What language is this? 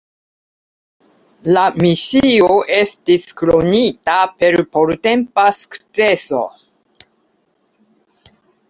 Esperanto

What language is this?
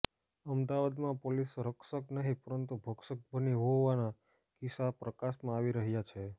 Gujarati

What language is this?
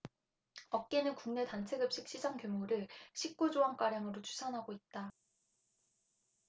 Korean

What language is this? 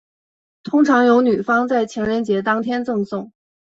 Chinese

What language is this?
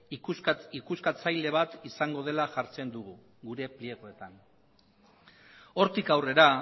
Basque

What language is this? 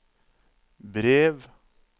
Norwegian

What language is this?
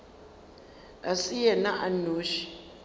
Northern Sotho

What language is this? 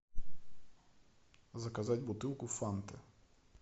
Russian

